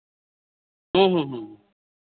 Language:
Santali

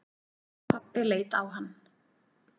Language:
Icelandic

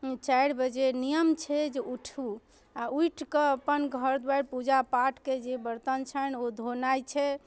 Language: Maithili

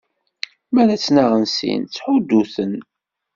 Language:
Kabyle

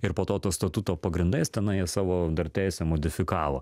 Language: Lithuanian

